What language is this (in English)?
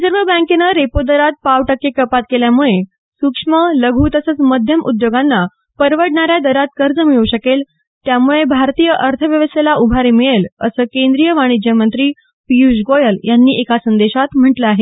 Marathi